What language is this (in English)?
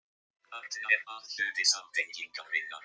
Icelandic